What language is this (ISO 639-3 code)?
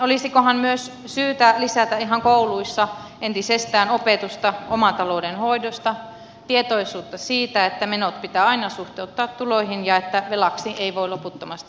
fin